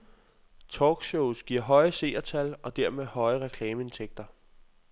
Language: Danish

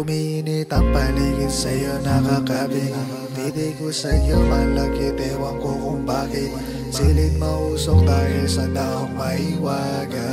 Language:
Filipino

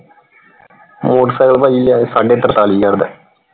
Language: Punjabi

